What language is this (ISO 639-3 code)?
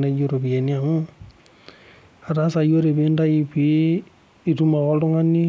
mas